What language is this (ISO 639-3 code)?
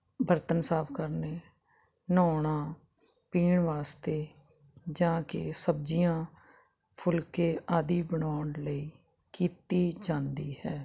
pan